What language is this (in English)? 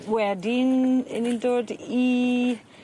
Welsh